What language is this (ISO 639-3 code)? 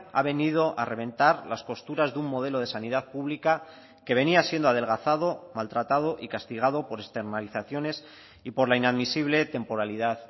spa